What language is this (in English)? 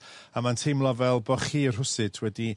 Welsh